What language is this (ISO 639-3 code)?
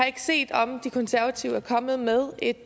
dan